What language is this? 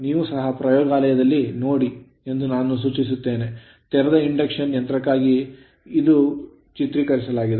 Kannada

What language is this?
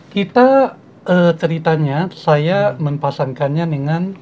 Indonesian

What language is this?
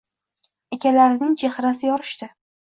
Uzbek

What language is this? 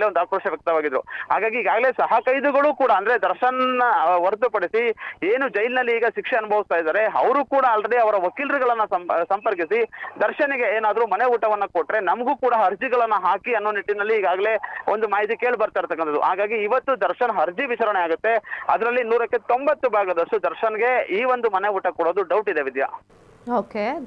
Kannada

